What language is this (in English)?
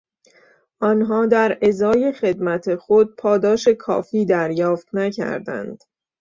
Persian